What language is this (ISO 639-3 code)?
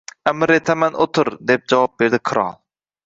uzb